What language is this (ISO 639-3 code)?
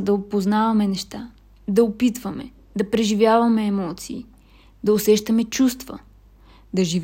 bul